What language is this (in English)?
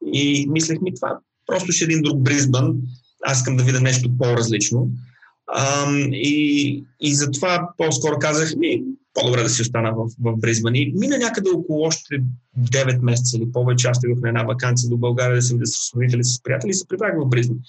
Bulgarian